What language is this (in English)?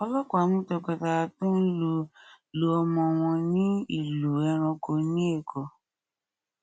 Yoruba